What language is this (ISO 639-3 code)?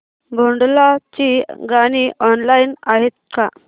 mar